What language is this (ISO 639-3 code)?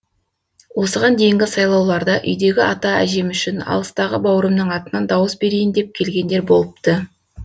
kaz